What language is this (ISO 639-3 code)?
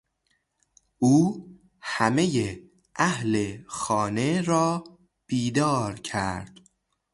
fas